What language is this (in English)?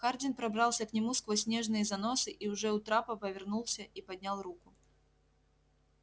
Russian